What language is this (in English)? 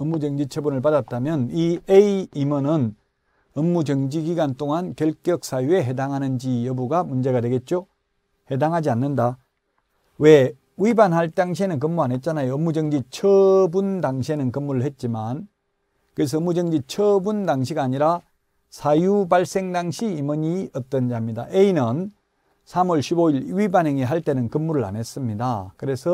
Korean